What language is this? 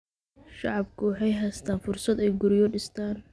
Somali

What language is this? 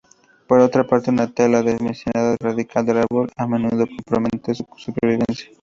Spanish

